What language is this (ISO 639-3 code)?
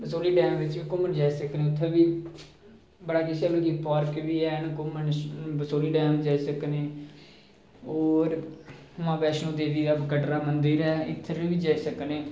doi